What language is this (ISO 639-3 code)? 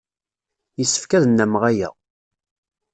kab